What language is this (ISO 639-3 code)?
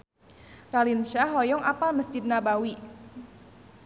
sun